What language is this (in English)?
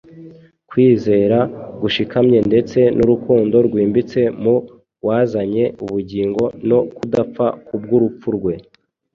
Kinyarwanda